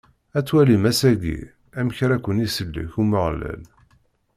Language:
Kabyle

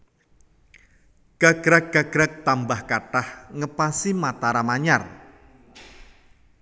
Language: Javanese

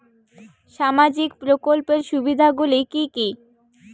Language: Bangla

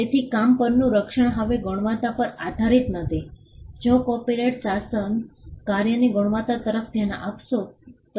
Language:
Gujarati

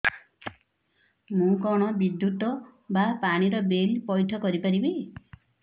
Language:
Odia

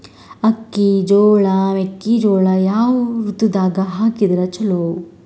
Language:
Kannada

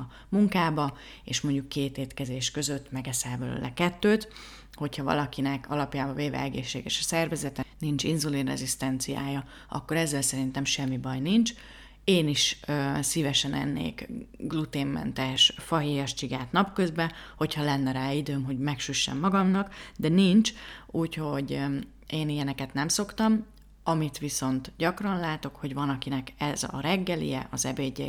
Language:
Hungarian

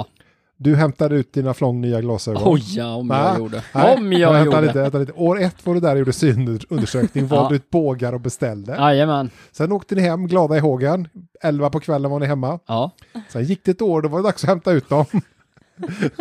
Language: Swedish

